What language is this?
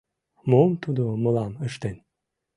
Mari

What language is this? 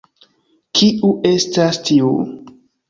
Esperanto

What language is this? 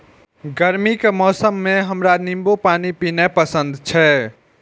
Maithili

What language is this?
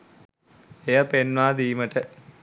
Sinhala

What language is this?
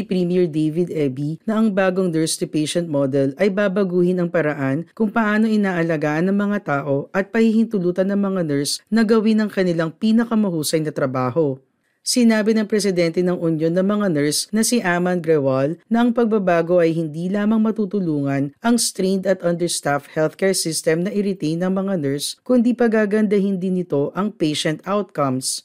Filipino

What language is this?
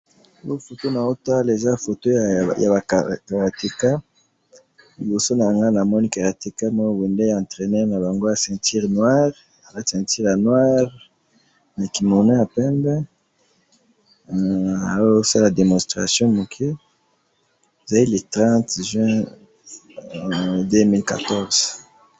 Lingala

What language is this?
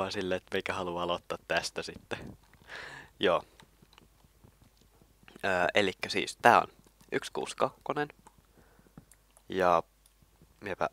Finnish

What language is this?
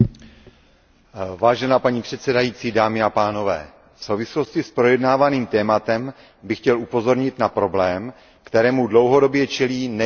Czech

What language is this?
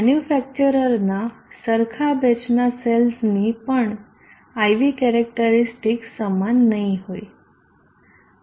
Gujarati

